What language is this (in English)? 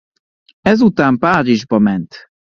Hungarian